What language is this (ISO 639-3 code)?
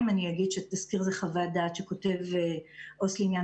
heb